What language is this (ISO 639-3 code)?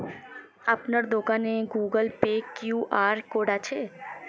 ben